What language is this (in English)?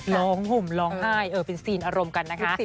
Thai